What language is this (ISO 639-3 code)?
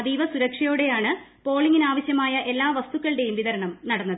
mal